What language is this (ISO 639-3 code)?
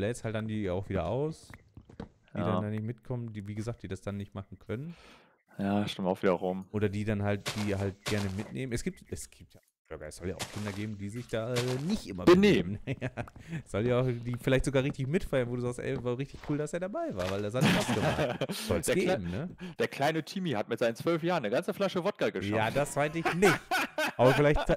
deu